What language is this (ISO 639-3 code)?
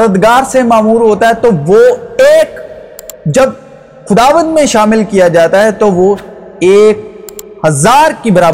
urd